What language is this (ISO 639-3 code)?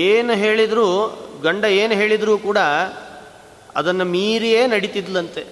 kan